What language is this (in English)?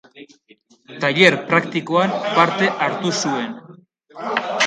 Basque